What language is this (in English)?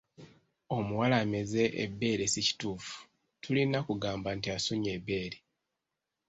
Ganda